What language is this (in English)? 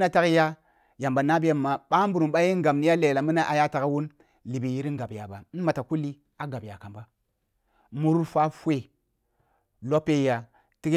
Kulung (Nigeria)